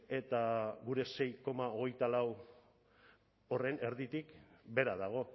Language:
Basque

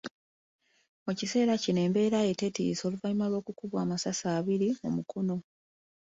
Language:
Ganda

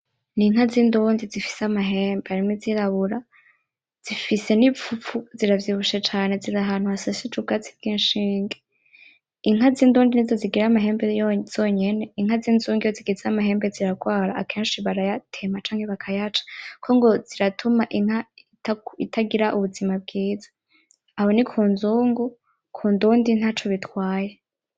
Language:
Rundi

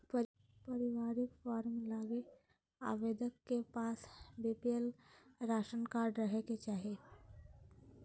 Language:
Magahi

